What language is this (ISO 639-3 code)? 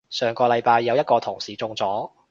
yue